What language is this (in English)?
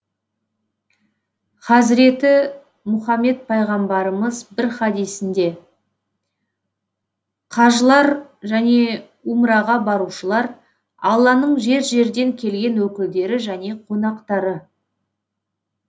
Kazakh